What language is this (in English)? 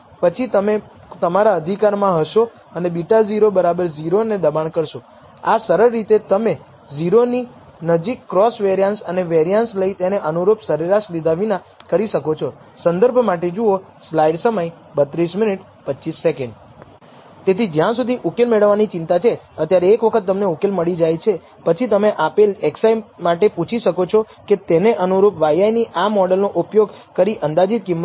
Gujarati